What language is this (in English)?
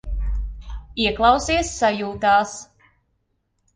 Latvian